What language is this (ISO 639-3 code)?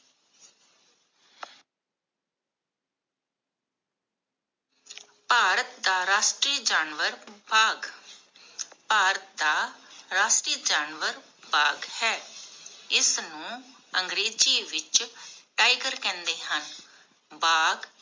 pan